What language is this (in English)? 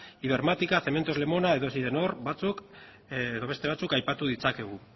Basque